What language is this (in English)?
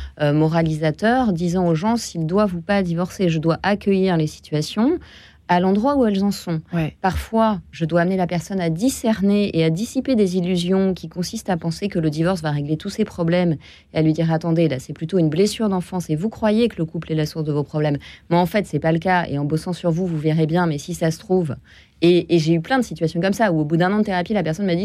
French